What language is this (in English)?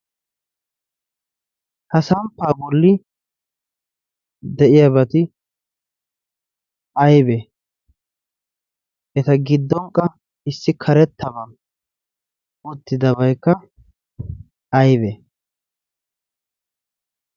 Wolaytta